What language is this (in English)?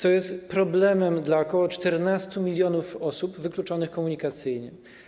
Polish